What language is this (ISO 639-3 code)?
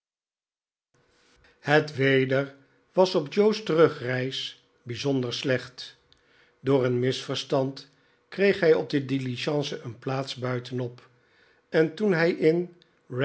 nld